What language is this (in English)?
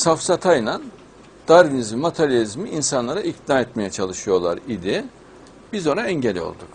Turkish